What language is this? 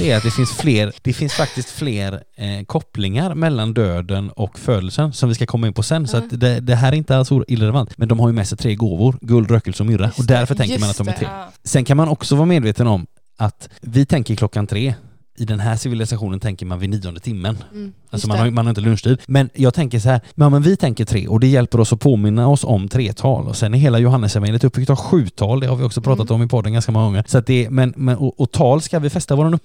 Swedish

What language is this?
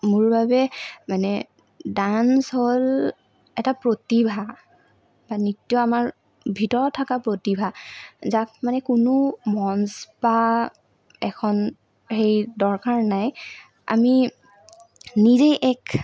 Assamese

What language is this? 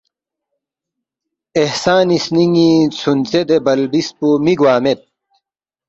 Balti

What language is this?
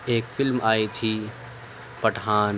Urdu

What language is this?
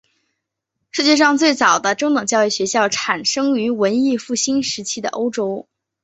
Chinese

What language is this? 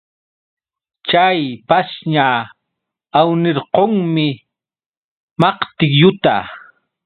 Yauyos Quechua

